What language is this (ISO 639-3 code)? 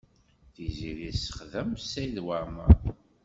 kab